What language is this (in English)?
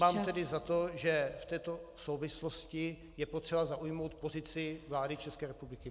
Czech